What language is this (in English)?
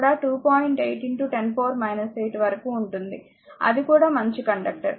Telugu